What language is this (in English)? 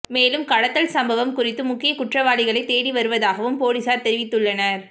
Tamil